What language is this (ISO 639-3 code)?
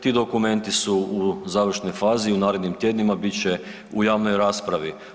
hrv